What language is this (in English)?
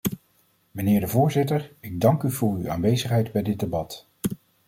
Dutch